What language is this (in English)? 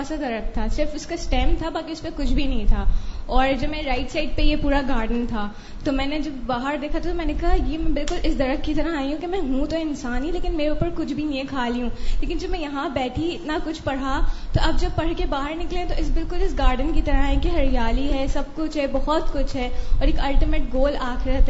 Urdu